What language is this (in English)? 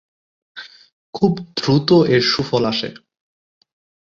Bangla